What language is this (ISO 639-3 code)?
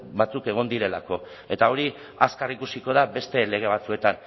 eus